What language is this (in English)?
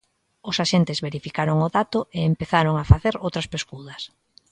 Galician